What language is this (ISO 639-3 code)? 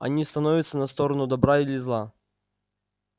rus